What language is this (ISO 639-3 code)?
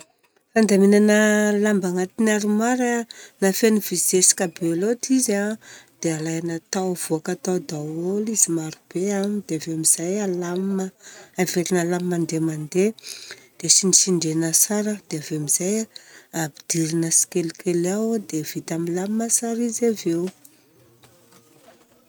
bzc